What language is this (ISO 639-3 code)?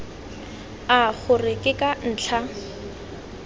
tsn